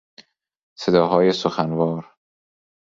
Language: Persian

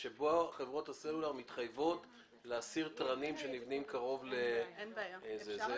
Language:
Hebrew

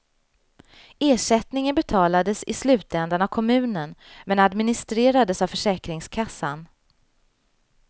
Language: Swedish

